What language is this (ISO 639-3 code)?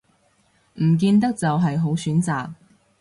yue